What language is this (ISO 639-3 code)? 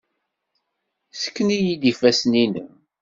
kab